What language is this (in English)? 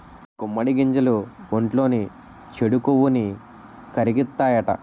Telugu